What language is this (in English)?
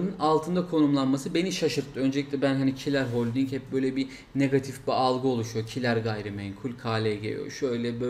Turkish